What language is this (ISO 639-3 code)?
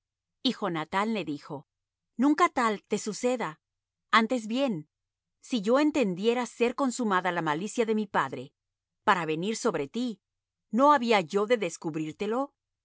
spa